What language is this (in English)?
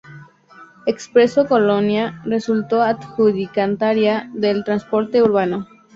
Spanish